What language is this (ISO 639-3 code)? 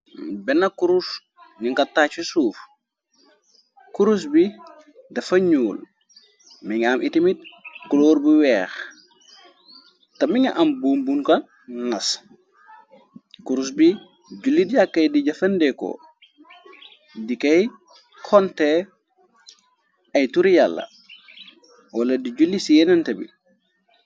wol